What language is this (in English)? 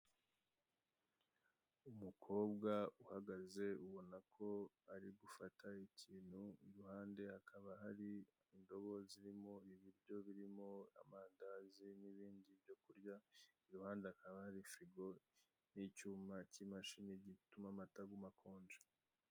Kinyarwanda